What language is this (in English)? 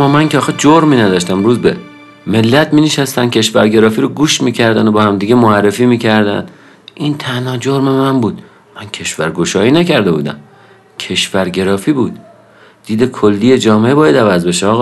Persian